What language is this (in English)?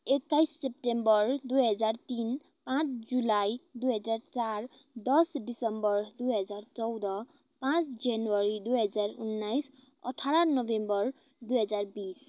Nepali